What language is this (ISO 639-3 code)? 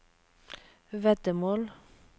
nor